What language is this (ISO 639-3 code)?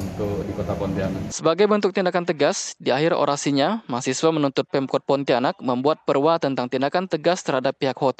ind